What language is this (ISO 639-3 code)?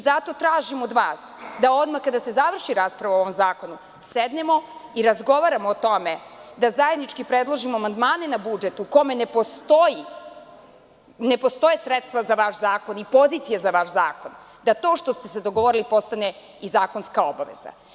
srp